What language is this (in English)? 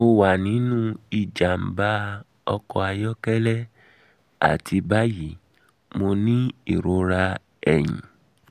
Yoruba